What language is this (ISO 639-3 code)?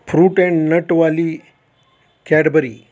mar